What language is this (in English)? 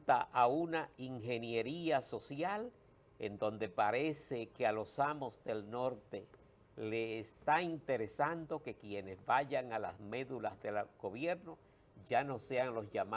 Spanish